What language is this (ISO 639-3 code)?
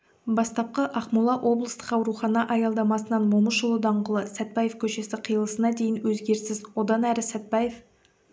kaz